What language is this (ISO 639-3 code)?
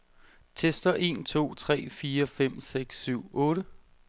dan